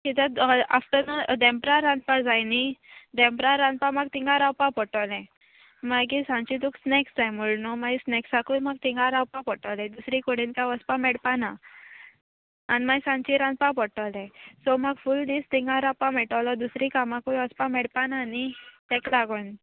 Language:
Konkani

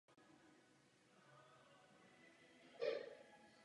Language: Czech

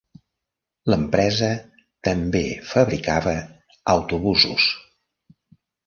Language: Catalan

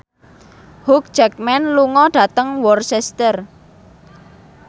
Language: Javanese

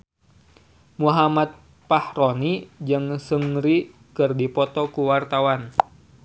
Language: Sundanese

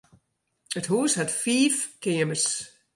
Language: Western Frisian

